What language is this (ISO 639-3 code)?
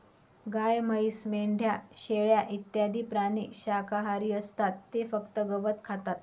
mar